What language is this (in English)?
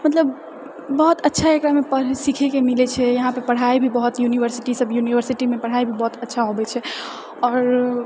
Maithili